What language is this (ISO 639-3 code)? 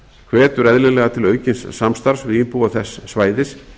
isl